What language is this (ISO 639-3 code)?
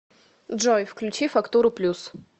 rus